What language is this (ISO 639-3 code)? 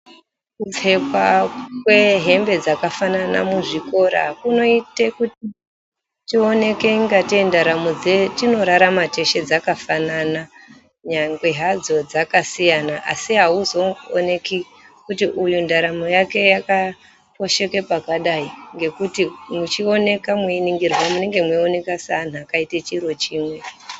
ndc